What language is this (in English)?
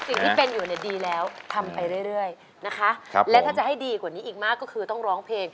Thai